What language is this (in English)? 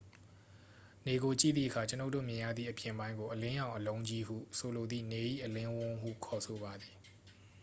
Burmese